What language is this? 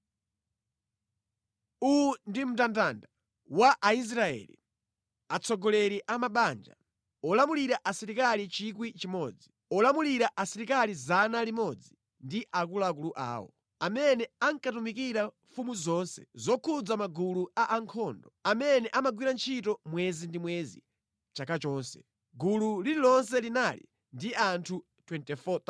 Nyanja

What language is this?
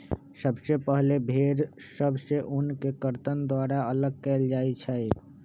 Magahi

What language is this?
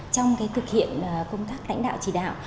Vietnamese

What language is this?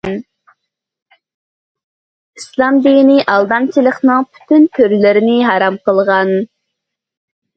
Uyghur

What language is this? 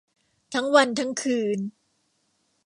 Thai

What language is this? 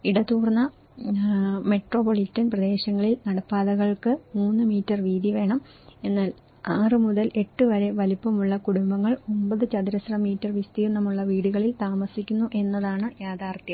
Malayalam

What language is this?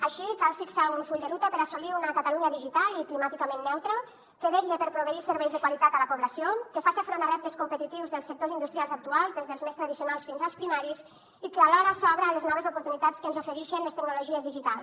Catalan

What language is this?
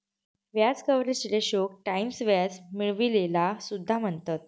Marathi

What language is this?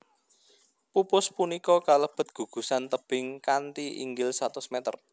Javanese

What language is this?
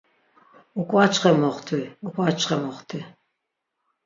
Laz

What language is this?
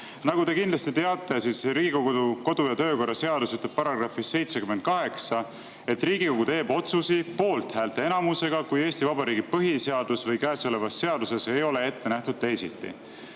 Estonian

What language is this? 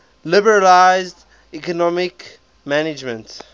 English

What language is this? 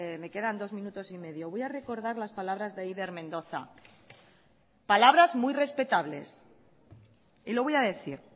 Spanish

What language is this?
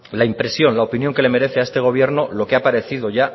Spanish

